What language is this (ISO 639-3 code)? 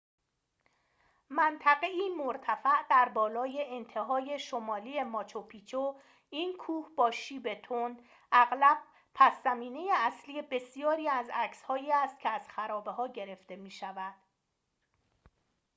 fas